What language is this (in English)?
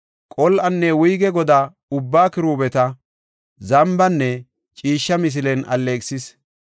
Gofa